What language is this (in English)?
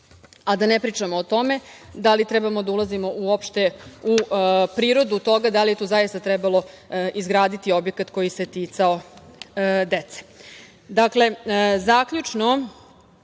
Serbian